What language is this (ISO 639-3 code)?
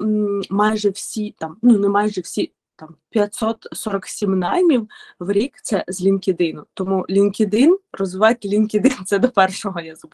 ukr